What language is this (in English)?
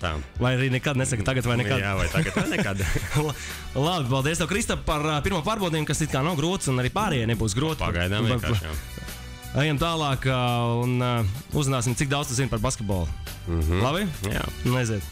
Latvian